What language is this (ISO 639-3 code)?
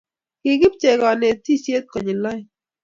kln